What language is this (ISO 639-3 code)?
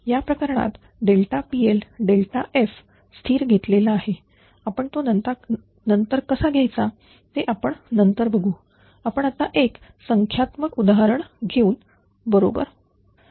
mar